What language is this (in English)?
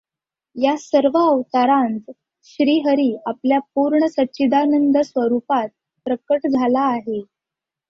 Marathi